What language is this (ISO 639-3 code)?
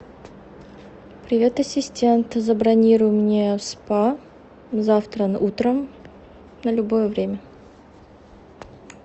rus